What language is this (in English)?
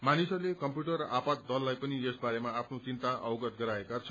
Nepali